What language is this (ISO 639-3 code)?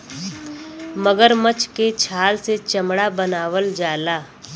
bho